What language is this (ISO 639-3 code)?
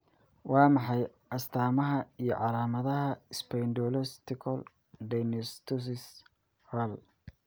som